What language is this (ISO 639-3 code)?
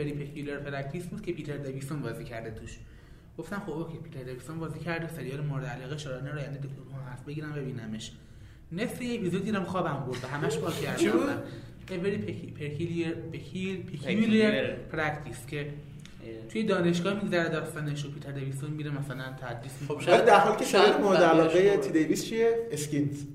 fas